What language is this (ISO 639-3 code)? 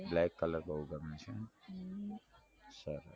guj